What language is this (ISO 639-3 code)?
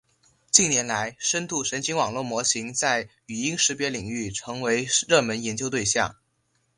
zho